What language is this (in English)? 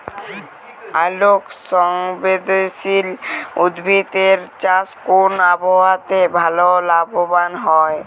Bangla